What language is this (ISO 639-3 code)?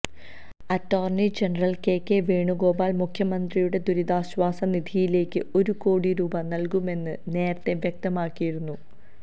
mal